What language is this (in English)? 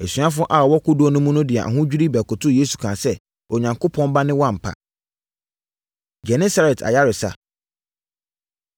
Akan